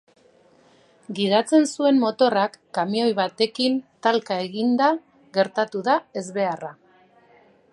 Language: Basque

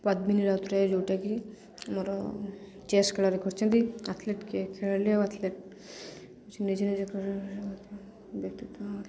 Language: Odia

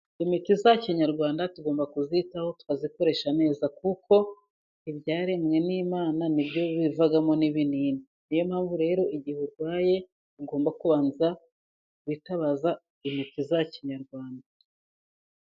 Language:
Kinyarwanda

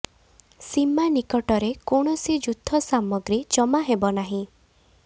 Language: Odia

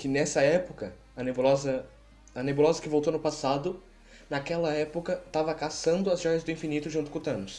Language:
Portuguese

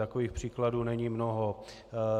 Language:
Czech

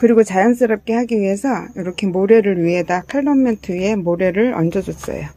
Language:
Korean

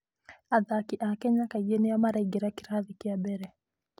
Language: Kikuyu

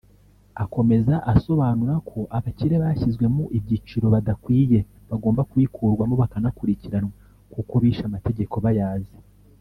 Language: Kinyarwanda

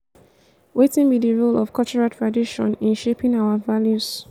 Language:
Nigerian Pidgin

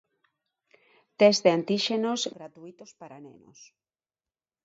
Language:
Galician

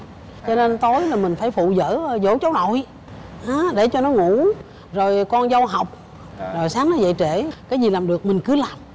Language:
Vietnamese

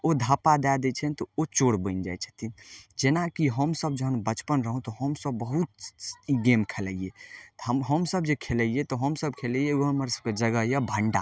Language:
Maithili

